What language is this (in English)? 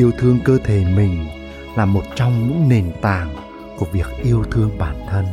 Vietnamese